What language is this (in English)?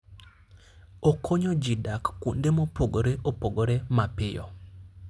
Luo (Kenya and Tanzania)